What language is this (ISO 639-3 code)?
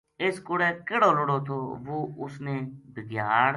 gju